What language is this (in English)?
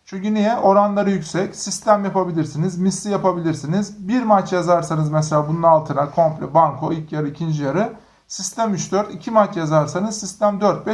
Turkish